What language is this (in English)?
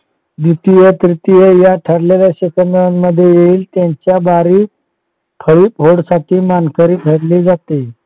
Marathi